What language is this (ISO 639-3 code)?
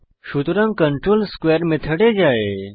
ben